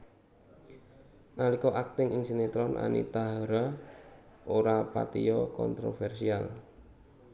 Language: Javanese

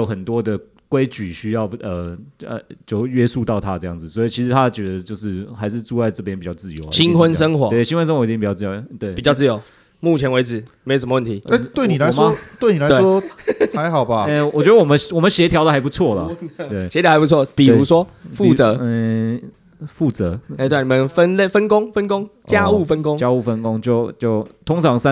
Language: Chinese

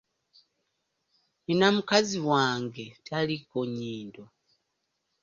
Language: Ganda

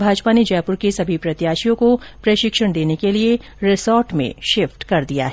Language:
Hindi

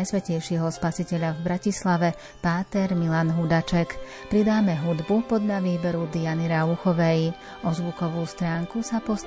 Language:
Slovak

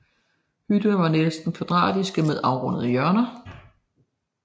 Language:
Danish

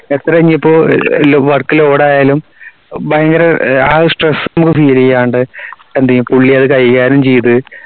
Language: Malayalam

